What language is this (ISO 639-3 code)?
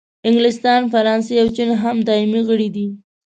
pus